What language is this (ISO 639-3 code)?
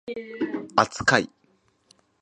jpn